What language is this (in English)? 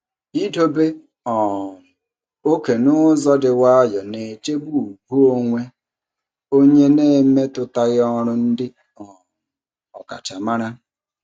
Igbo